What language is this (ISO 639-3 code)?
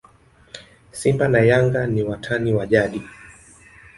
swa